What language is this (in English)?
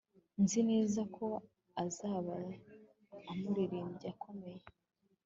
Kinyarwanda